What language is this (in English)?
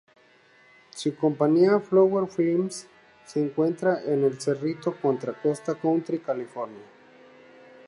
Spanish